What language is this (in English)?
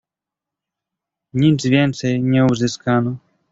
Polish